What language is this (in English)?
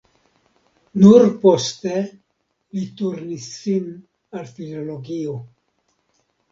Esperanto